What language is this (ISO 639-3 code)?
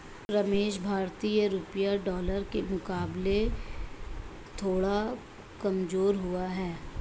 hin